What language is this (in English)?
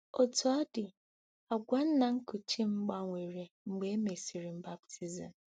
Igbo